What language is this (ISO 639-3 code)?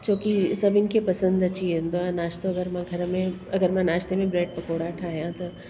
snd